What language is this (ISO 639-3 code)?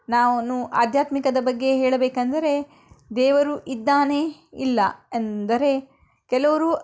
kan